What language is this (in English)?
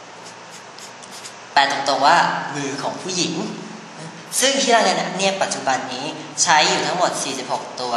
Thai